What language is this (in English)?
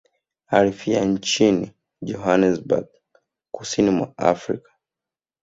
Swahili